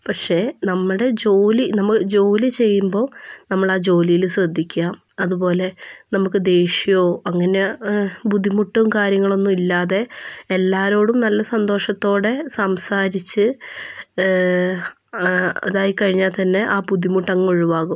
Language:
Malayalam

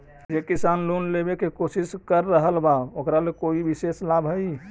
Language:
Magahi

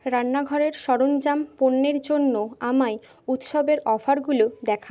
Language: Bangla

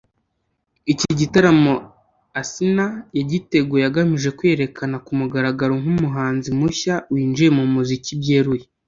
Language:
Kinyarwanda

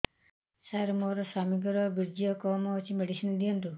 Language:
Odia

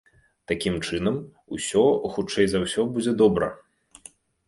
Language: Belarusian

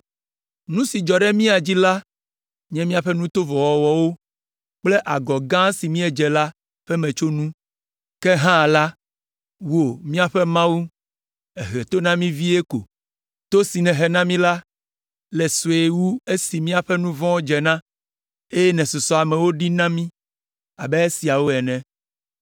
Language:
Ewe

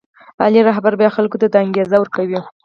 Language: Pashto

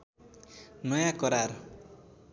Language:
Nepali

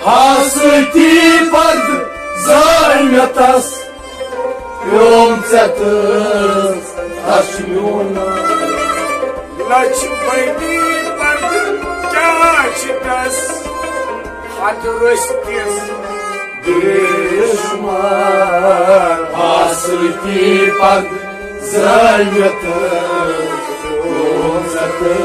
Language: Punjabi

